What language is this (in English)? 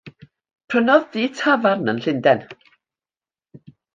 Welsh